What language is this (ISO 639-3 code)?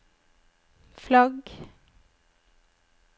nor